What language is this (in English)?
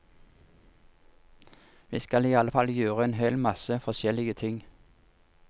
Norwegian